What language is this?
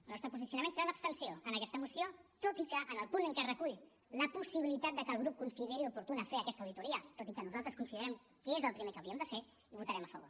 Catalan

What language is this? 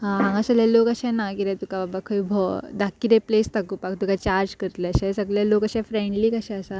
Konkani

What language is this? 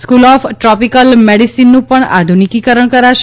Gujarati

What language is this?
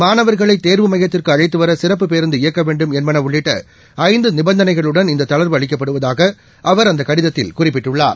Tamil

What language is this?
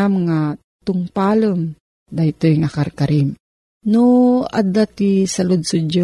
Filipino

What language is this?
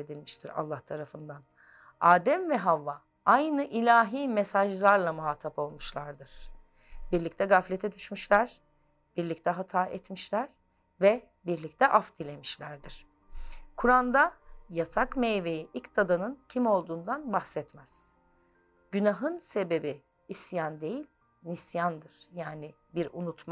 Turkish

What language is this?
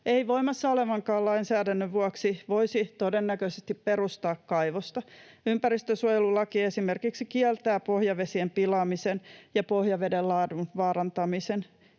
Finnish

